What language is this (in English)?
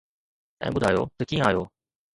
Sindhi